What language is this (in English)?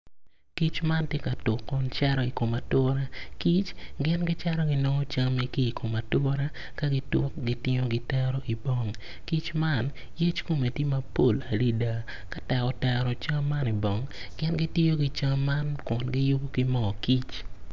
Acoli